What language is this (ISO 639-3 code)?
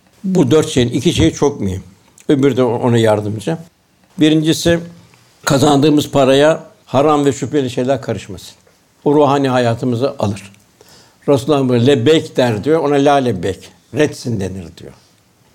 tur